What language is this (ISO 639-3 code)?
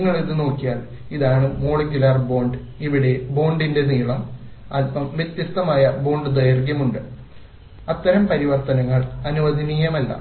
mal